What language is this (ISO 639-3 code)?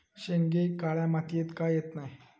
mar